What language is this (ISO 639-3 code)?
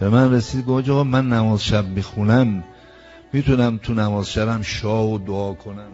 fas